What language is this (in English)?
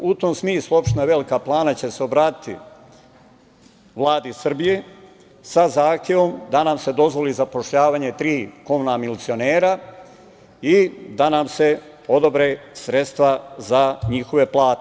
Serbian